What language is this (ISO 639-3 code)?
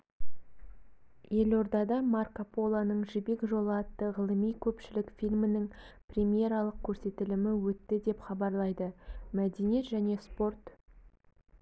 kaz